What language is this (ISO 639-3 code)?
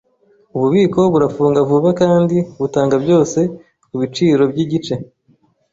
kin